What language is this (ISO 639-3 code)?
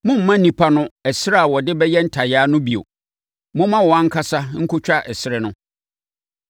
aka